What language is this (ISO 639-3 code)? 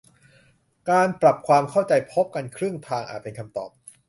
tha